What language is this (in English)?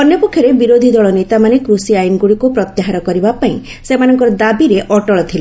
Odia